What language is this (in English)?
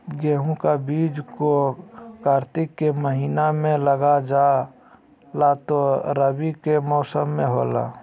Magahi